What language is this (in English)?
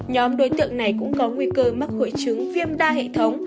Vietnamese